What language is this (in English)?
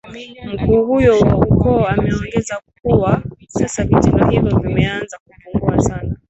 Swahili